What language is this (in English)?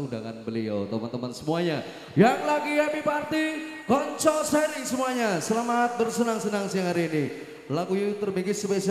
Indonesian